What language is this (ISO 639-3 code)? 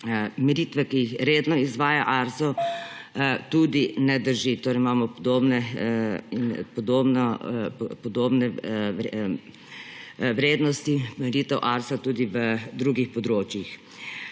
slv